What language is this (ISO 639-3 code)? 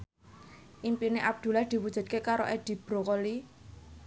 jav